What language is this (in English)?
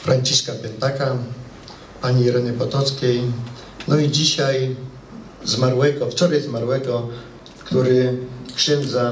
Polish